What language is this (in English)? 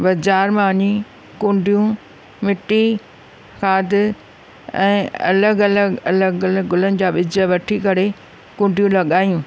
Sindhi